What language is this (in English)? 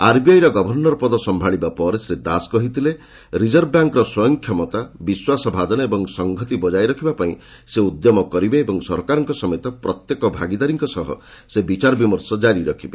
Odia